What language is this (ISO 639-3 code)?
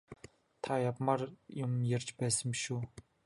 mon